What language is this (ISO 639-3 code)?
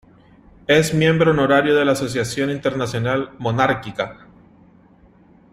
spa